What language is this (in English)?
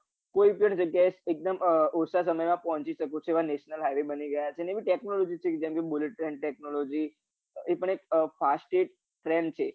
Gujarati